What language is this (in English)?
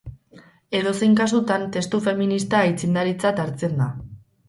Basque